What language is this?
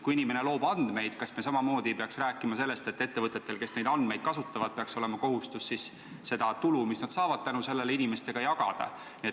Estonian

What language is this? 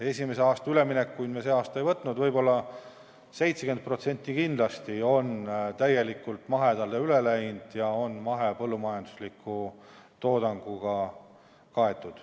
Estonian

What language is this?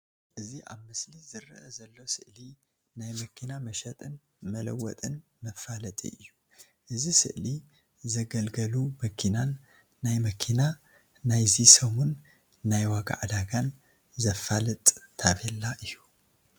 Tigrinya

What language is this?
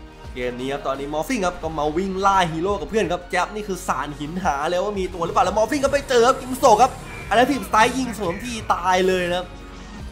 Thai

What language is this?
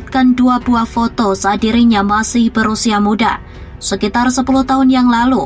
Indonesian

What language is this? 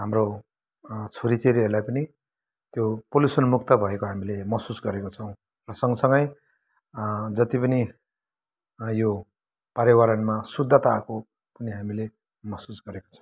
Nepali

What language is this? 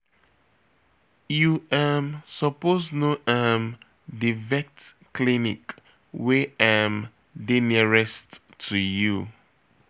Nigerian Pidgin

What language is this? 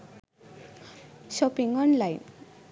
Sinhala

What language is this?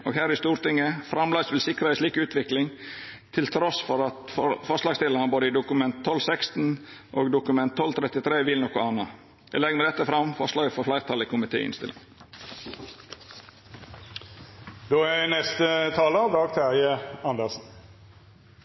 Norwegian Nynorsk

